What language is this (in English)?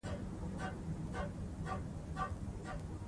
Pashto